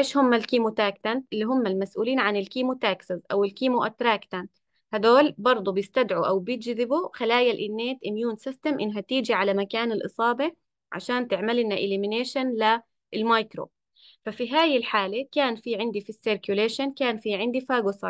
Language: Arabic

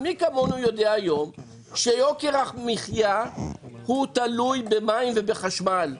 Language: Hebrew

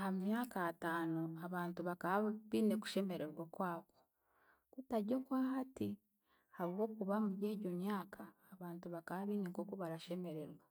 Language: Chiga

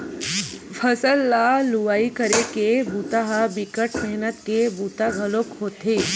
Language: Chhattisgarhi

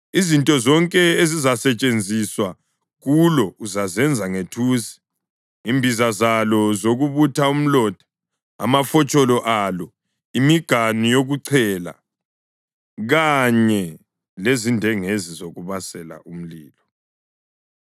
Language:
North Ndebele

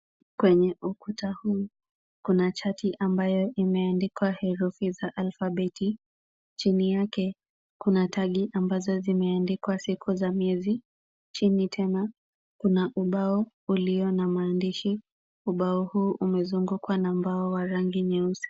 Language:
Swahili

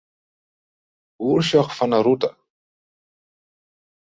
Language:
Western Frisian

